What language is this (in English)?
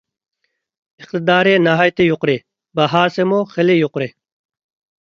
Uyghur